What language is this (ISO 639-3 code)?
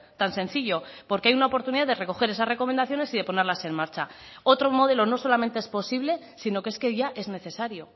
spa